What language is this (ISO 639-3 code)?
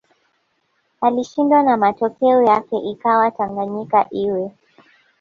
swa